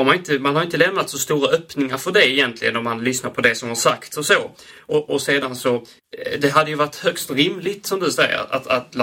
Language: Swedish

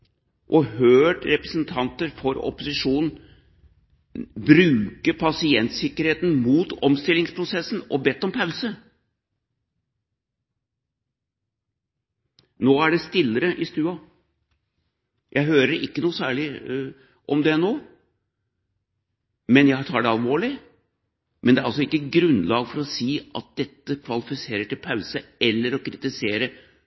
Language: Norwegian Bokmål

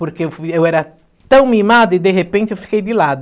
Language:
Portuguese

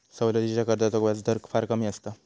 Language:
Marathi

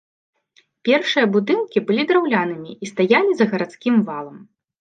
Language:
Belarusian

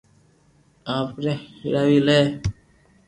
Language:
Loarki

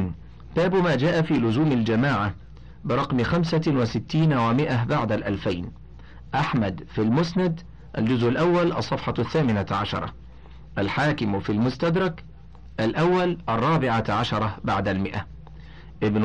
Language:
Arabic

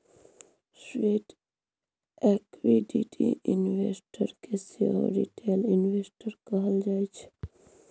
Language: Maithili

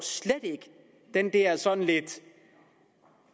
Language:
Danish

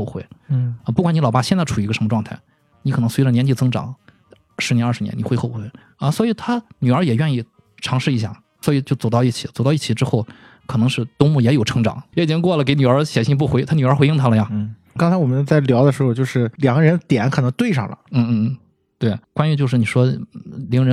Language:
Chinese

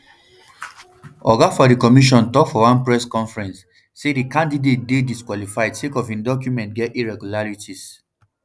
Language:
Nigerian Pidgin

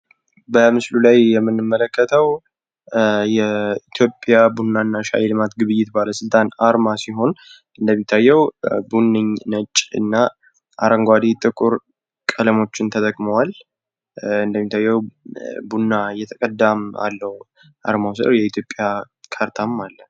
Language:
Amharic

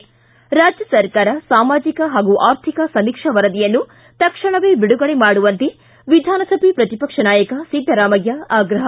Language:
Kannada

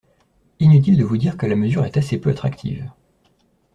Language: French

